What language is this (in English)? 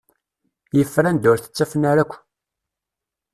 Kabyle